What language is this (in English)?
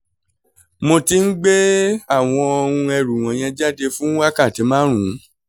Yoruba